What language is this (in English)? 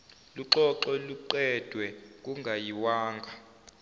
Zulu